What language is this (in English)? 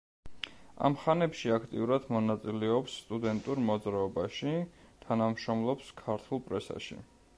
Georgian